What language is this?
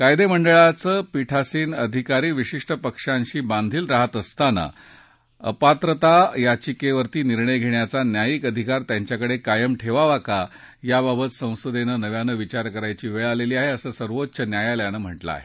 Marathi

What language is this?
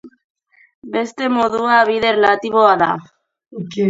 Basque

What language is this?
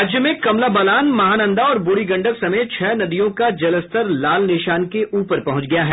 Hindi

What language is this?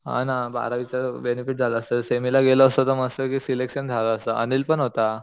Marathi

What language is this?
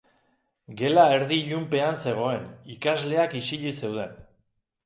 Basque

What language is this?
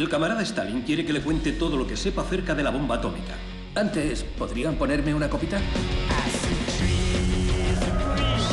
Spanish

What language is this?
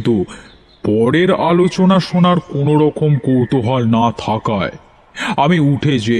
Bangla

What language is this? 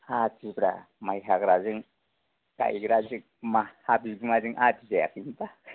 Bodo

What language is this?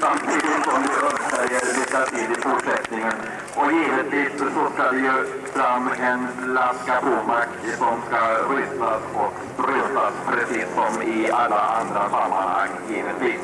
Swedish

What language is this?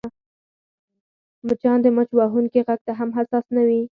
Pashto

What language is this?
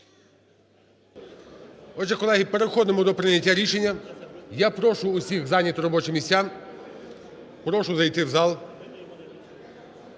Ukrainian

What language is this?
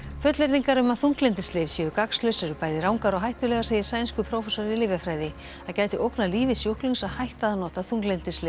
Icelandic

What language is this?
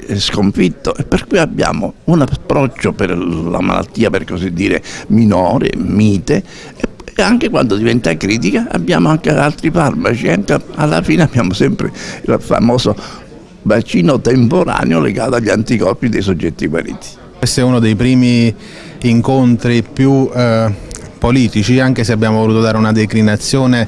Italian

